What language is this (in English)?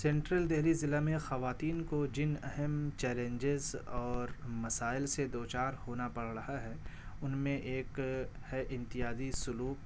Urdu